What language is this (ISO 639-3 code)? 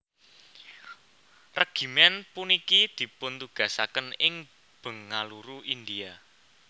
jav